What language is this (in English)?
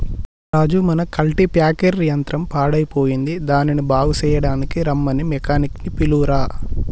Telugu